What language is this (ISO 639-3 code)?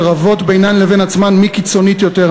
heb